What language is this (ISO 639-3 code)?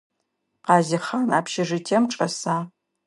ady